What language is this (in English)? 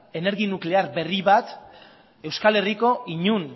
Basque